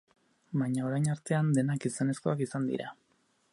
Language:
Basque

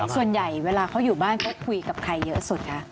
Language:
Thai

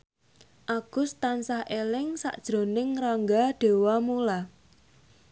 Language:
Javanese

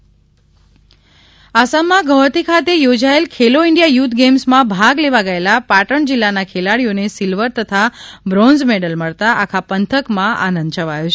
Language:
Gujarati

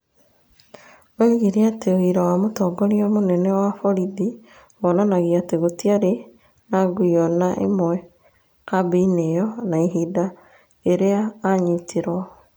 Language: Kikuyu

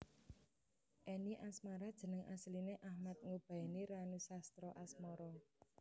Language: Javanese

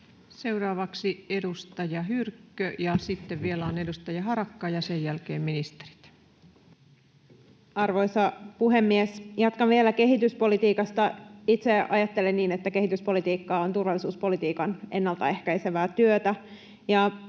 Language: Finnish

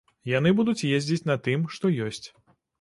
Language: Belarusian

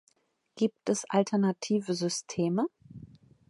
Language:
German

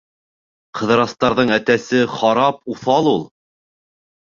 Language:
Bashkir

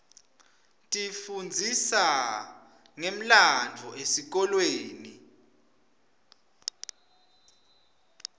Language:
Swati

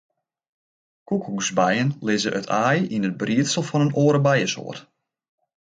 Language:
Western Frisian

